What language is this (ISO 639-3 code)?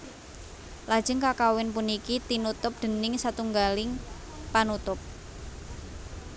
jav